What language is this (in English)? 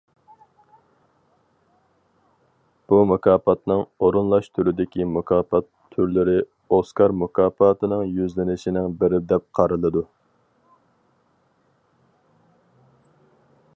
Uyghur